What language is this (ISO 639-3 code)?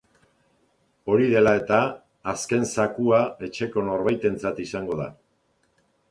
eus